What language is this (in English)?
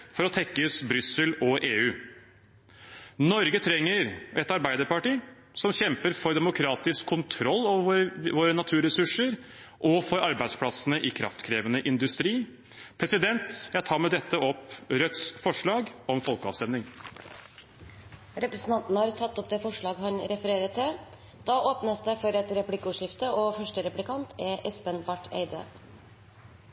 Norwegian